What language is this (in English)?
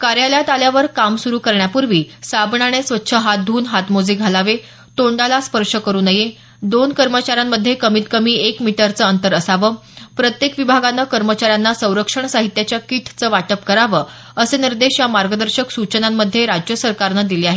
Marathi